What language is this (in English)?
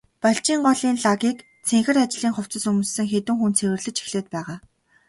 Mongolian